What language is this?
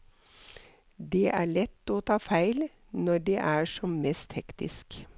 Norwegian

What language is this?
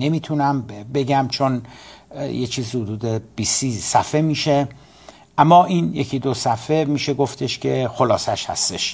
Persian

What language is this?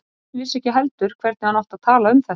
Icelandic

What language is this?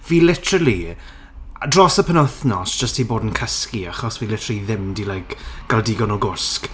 Welsh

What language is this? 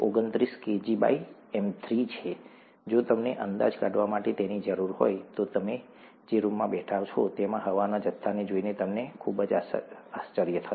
Gujarati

